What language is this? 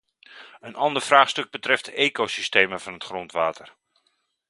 Dutch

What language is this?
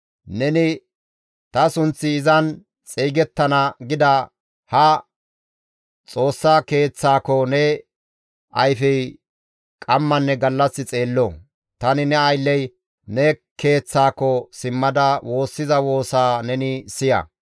Gamo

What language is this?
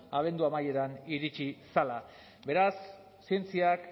Basque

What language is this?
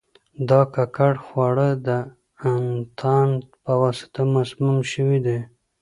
Pashto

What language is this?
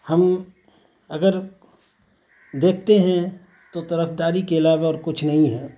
Urdu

